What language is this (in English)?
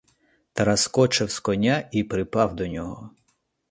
Ukrainian